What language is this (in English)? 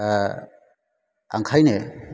Bodo